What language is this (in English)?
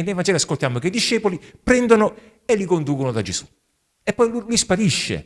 Italian